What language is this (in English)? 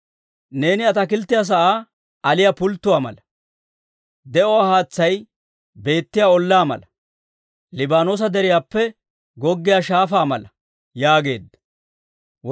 Dawro